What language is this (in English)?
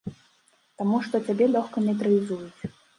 Belarusian